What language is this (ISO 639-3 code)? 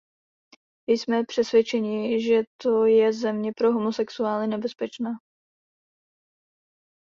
ces